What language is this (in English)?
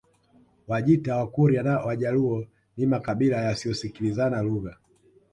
Swahili